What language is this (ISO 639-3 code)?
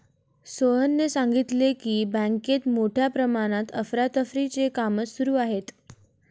mar